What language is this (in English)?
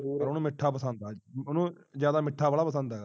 Punjabi